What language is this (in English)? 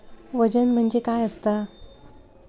Marathi